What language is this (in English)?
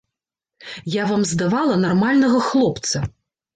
Belarusian